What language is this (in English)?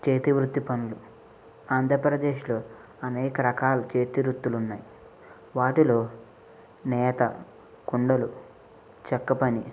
Telugu